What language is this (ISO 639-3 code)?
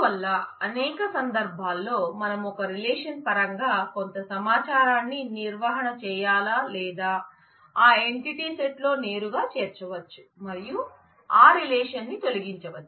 tel